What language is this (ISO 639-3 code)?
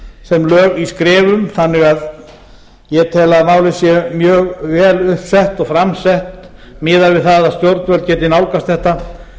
isl